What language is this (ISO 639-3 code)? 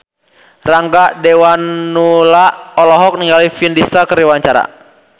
sun